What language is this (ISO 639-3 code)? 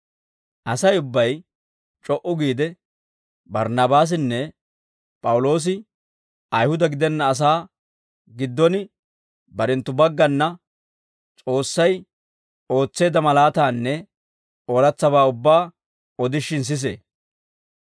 dwr